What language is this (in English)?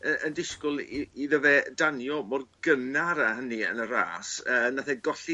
Welsh